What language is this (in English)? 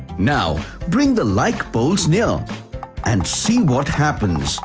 English